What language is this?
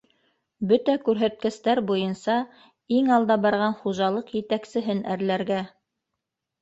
Bashkir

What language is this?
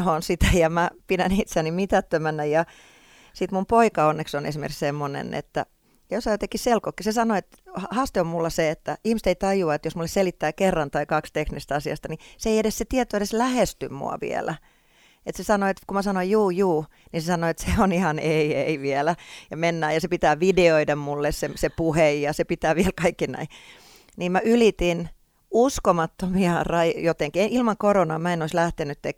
Finnish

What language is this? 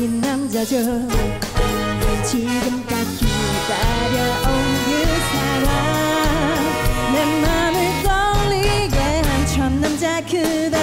Korean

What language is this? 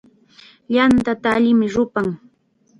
Chiquián Ancash Quechua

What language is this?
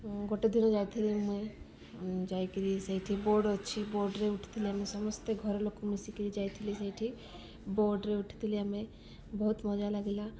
Odia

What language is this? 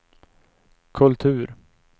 Swedish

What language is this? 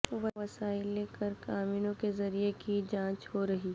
Urdu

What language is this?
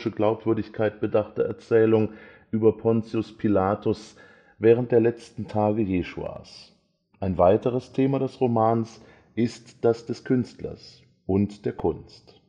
German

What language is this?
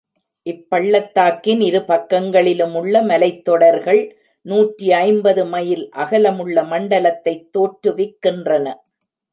Tamil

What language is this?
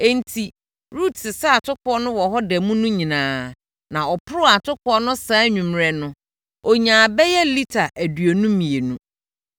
Akan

